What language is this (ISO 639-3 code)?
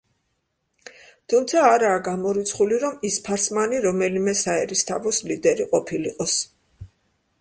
kat